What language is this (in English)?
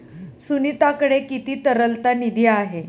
Marathi